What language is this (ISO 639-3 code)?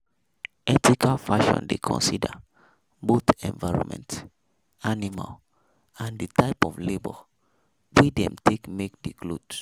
pcm